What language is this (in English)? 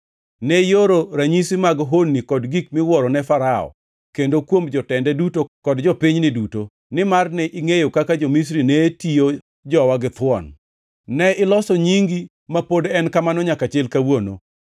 Luo (Kenya and Tanzania)